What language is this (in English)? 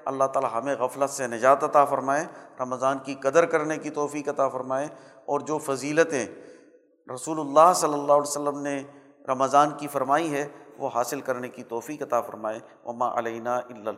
Urdu